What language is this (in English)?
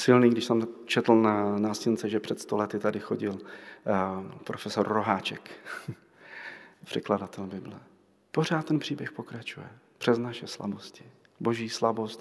Czech